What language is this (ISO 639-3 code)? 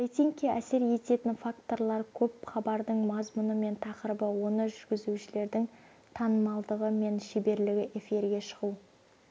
kaz